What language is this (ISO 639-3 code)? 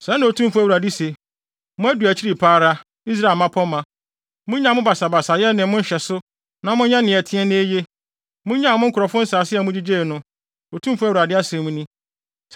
aka